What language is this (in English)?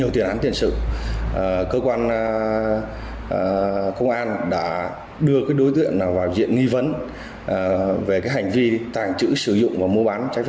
Vietnamese